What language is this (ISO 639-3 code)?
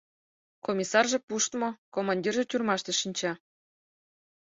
chm